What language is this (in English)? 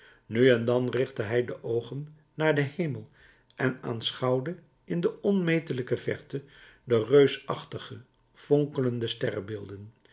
Dutch